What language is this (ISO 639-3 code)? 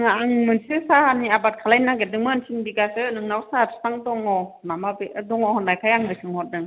brx